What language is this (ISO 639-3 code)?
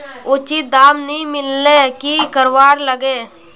mag